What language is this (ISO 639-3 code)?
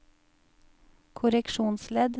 nor